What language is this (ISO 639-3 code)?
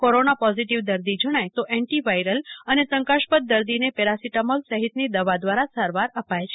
guj